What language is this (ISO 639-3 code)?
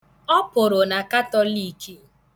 ibo